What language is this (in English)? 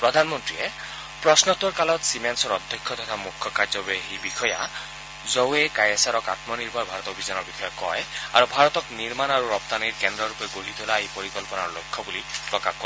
Assamese